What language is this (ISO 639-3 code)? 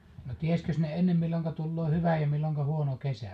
fin